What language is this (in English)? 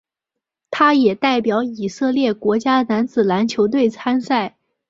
Chinese